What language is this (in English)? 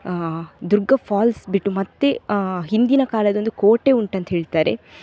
Kannada